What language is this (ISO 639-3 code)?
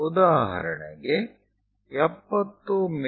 kan